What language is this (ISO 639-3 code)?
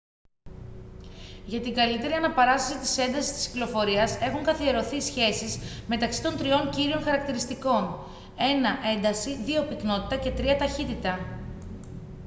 ell